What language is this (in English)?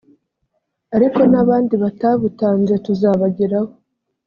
Kinyarwanda